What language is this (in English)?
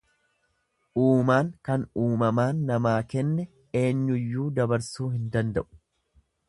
Oromo